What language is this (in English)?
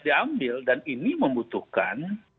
Indonesian